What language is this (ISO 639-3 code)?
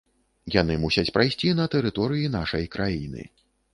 bel